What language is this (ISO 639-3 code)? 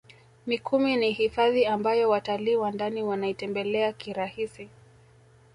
swa